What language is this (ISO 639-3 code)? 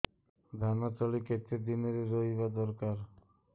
ori